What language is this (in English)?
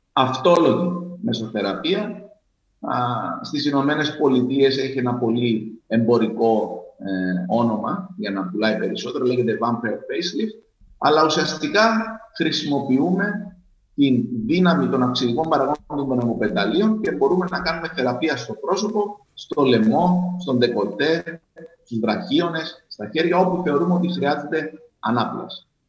Greek